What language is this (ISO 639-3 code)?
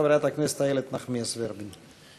heb